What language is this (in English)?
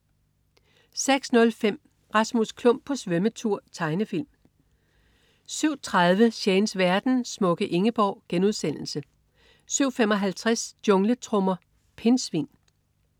Danish